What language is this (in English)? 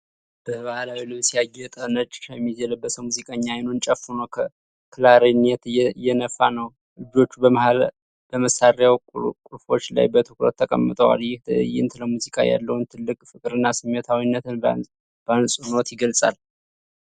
Amharic